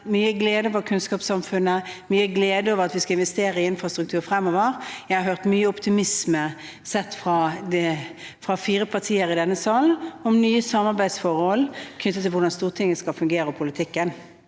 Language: Norwegian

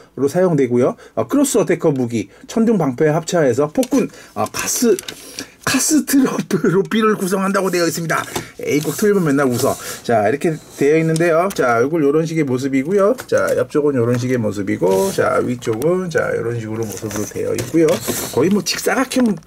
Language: Korean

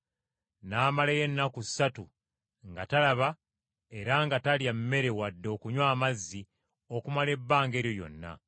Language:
Ganda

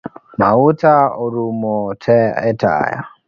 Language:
Luo (Kenya and Tanzania)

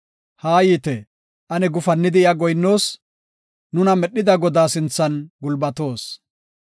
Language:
Gofa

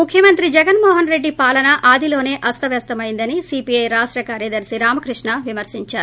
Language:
Telugu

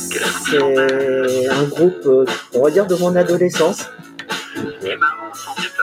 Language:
French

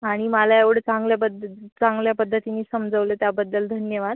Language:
Marathi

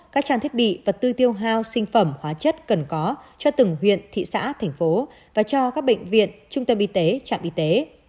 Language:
Vietnamese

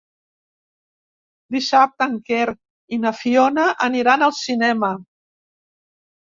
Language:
Catalan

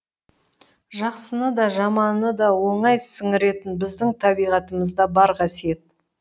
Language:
Kazakh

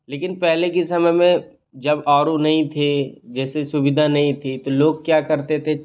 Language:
Hindi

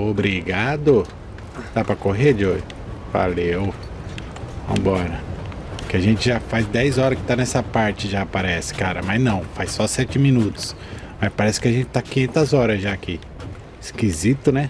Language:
Portuguese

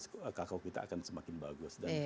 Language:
Indonesian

